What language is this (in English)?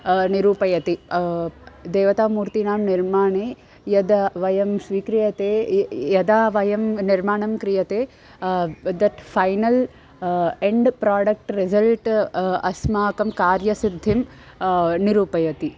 Sanskrit